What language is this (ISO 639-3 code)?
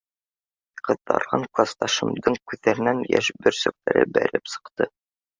bak